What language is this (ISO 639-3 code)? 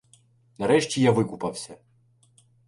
ukr